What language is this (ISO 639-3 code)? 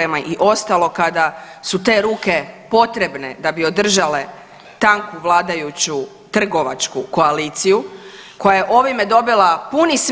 hrv